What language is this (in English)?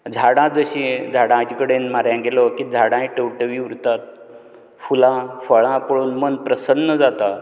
Konkani